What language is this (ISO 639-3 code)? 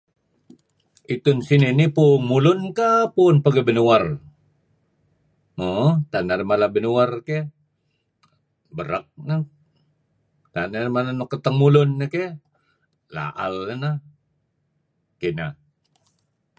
kzi